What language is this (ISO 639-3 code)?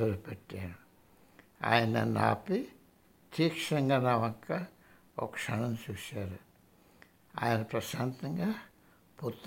hin